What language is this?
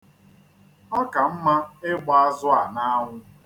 Igbo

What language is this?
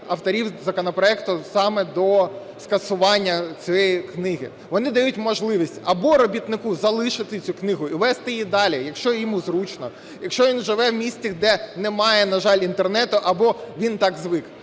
Ukrainian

